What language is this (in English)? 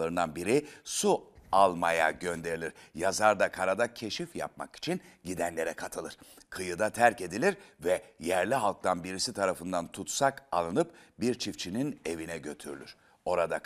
Turkish